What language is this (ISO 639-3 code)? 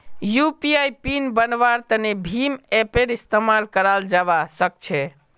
mag